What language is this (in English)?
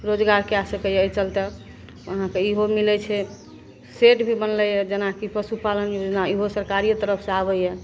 Maithili